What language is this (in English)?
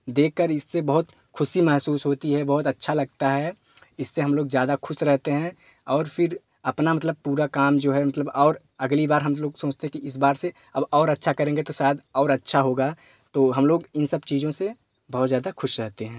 Hindi